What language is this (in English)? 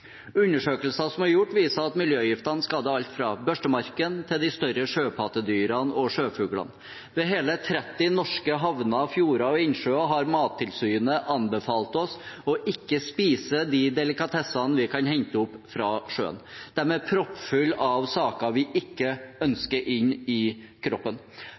Norwegian Bokmål